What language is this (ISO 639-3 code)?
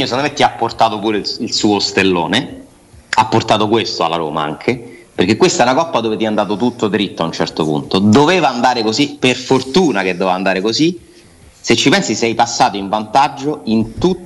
ita